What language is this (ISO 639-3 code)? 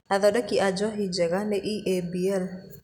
kik